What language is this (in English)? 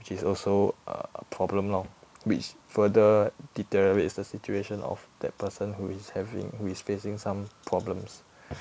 English